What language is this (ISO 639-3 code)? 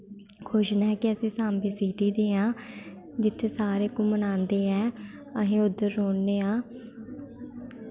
doi